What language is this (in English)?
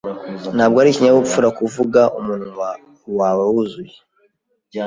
Kinyarwanda